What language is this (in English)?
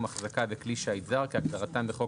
Hebrew